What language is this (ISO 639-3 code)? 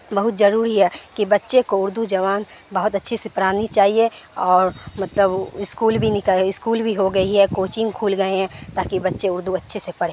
urd